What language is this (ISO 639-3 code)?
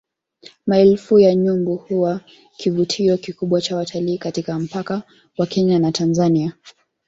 swa